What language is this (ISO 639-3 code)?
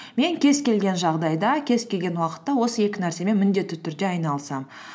kaz